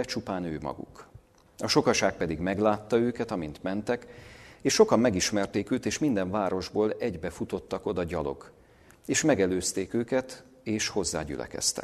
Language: Hungarian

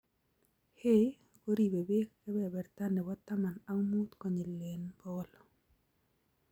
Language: Kalenjin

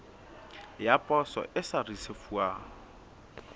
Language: Southern Sotho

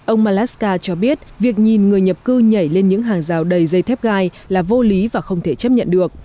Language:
Vietnamese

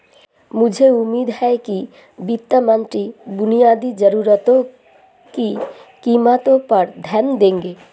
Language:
Hindi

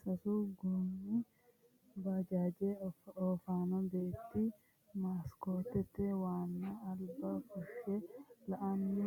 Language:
Sidamo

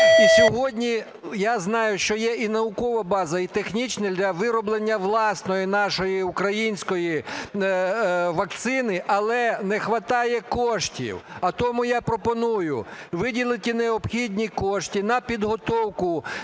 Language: Ukrainian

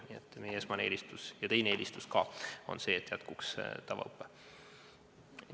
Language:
Estonian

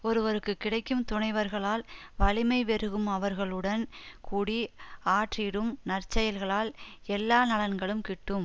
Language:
Tamil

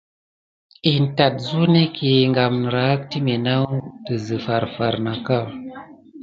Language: Gidar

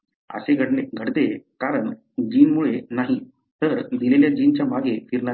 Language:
Marathi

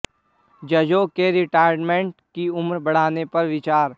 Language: Hindi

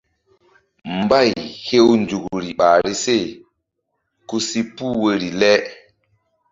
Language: Mbum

